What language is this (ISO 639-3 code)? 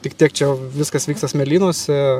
lit